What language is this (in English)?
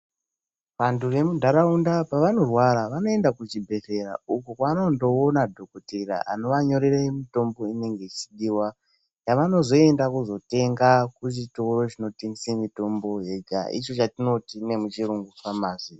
Ndau